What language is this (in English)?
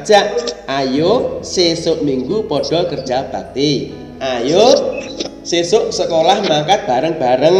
Indonesian